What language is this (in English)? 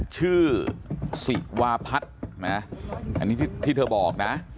Thai